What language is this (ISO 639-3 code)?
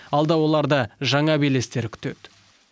kaz